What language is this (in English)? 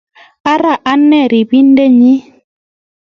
Kalenjin